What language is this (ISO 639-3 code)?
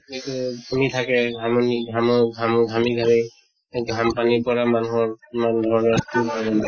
asm